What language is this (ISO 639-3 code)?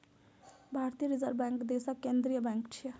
mai